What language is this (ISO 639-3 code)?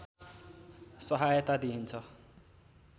nep